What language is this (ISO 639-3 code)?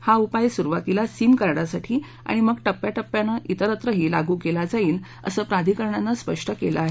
mar